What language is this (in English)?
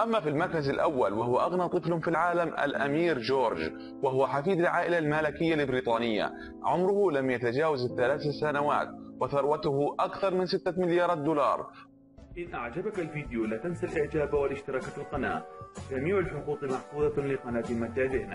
Arabic